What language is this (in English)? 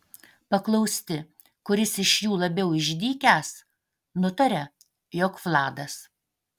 Lithuanian